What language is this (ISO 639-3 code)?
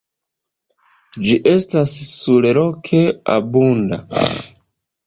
epo